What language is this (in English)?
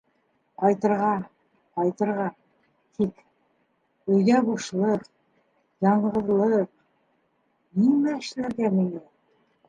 Bashkir